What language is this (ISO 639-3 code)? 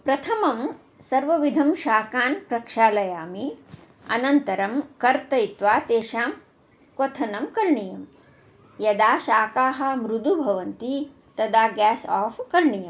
san